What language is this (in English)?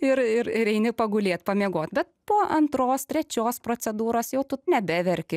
Lithuanian